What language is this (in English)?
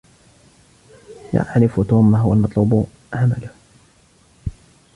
Arabic